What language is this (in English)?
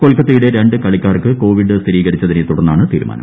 Malayalam